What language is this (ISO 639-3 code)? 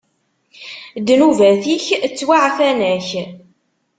kab